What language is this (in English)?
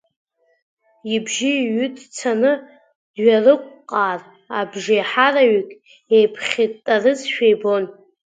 Abkhazian